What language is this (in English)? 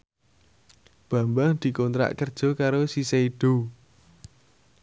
Javanese